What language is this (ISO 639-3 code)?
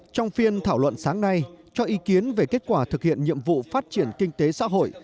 vie